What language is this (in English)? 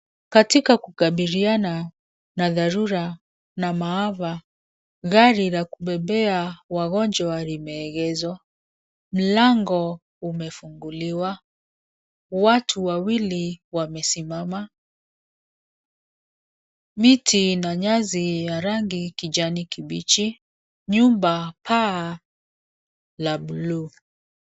Swahili